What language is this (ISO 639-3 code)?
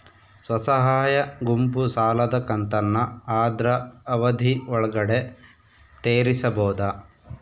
kan